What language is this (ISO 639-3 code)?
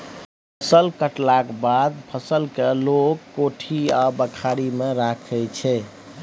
mai